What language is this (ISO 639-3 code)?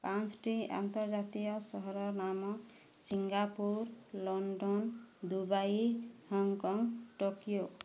ori